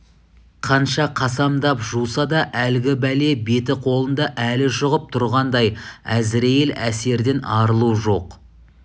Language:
Kazakh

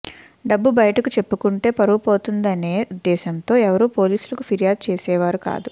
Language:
Telugu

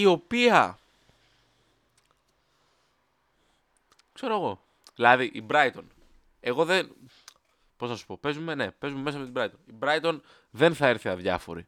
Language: Greek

